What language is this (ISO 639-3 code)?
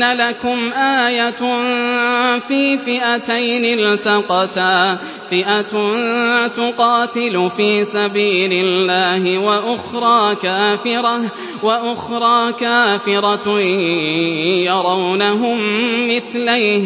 ara